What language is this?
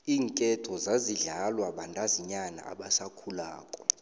South Ndebele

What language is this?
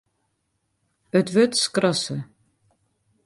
Western Frisian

